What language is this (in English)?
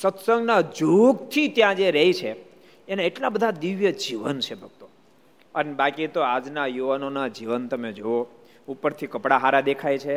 Gujarati